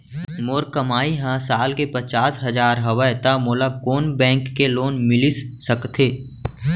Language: Chhattisgarhi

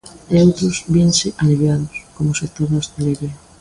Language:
Galician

